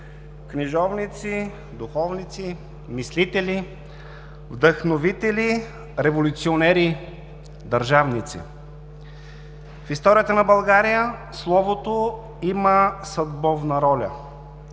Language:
Bulgarian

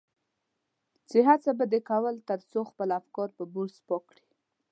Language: Pashto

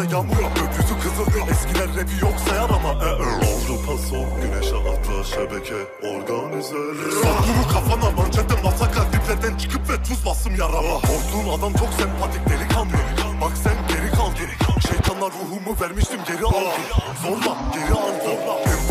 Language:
Turkish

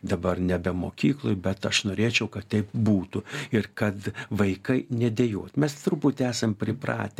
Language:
Lithuanian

